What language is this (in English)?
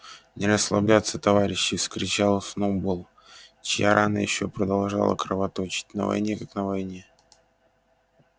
Russian